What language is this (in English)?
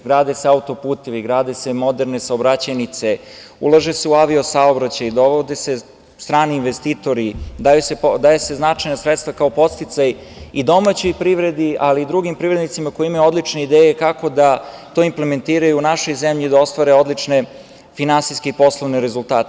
Serbian